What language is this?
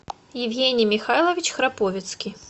Russian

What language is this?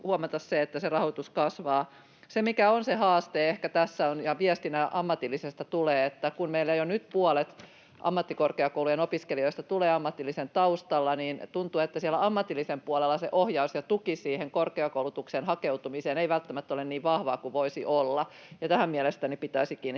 Finnish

